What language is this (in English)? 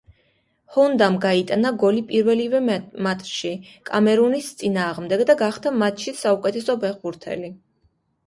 Georgian